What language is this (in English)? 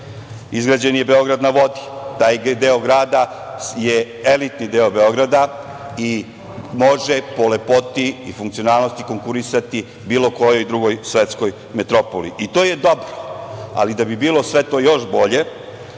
Serbian